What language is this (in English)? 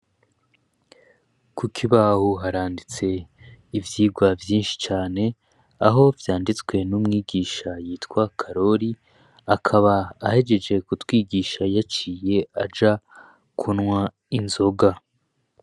Rundi